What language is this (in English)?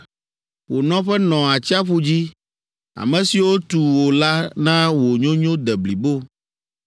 Ewe